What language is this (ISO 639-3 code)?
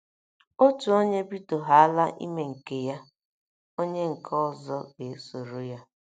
ibo